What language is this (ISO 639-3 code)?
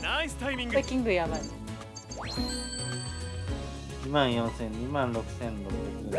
jpn